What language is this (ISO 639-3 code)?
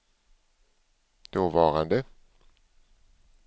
swe